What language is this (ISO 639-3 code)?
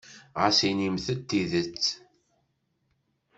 kab